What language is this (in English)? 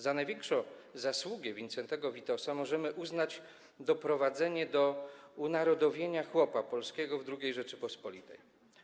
Polish